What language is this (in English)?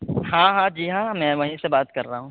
Urdu